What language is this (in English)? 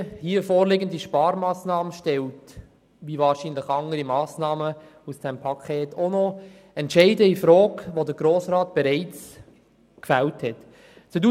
Swiss German